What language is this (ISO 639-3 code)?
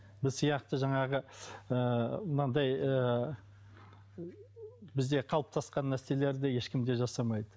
kaz